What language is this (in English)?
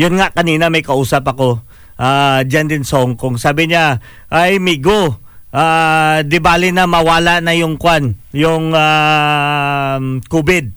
Filipino